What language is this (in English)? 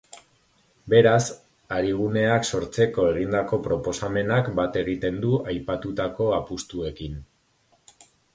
Basque